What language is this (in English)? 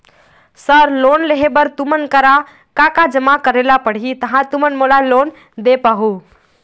Chhattisgarhi